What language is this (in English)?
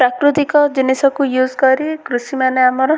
Odia